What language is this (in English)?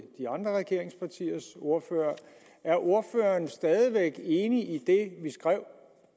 Danish